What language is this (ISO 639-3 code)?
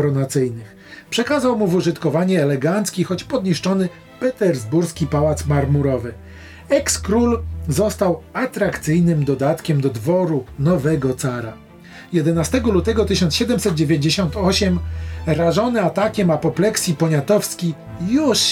pol